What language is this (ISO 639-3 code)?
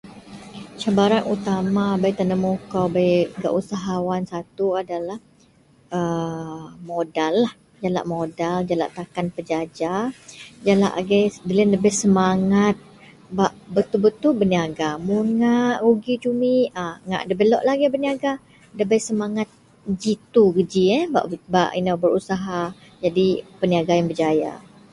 mel